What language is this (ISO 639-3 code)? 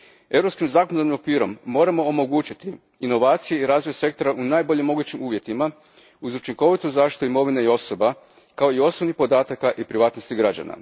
hrv